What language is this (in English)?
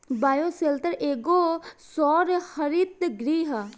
Bhojpuri